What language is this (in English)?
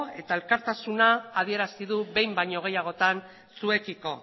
Basque